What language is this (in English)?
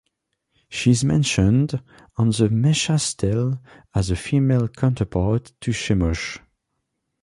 English